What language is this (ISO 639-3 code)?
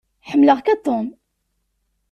kab